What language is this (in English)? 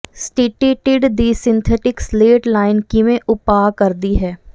Punjabi